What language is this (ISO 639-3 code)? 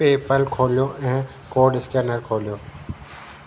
snd